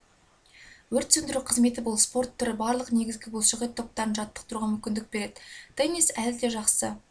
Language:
Kazakh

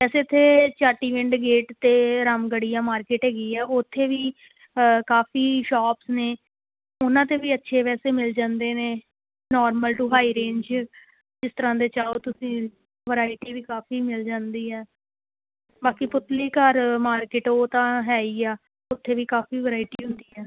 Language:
Punjabi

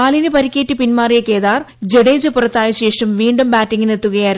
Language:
Malayalam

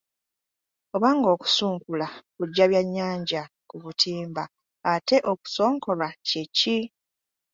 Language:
Ganda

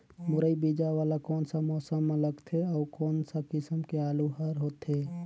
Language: Chhattisgarhi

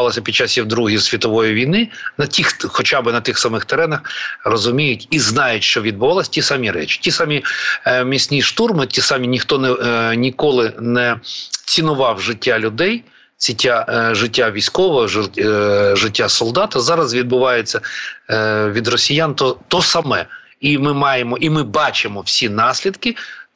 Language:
Ukrainian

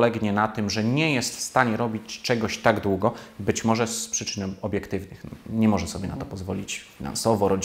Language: Polish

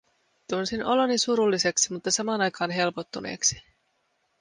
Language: Finnish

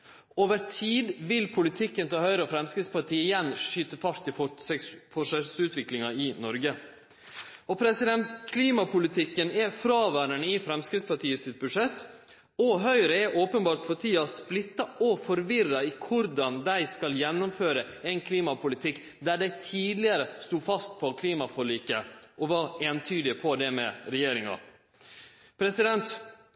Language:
Norwegian Nynorsk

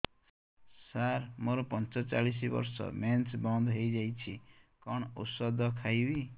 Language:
Odia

